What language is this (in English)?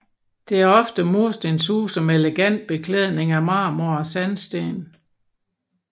Danish